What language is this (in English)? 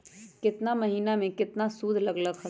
Magahi